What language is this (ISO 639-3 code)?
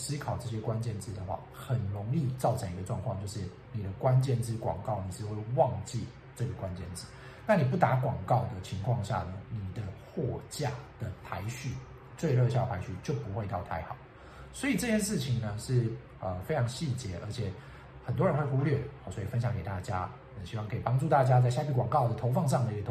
zho